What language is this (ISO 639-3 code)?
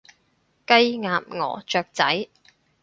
yue